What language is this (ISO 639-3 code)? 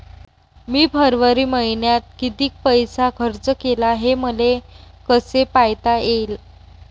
mar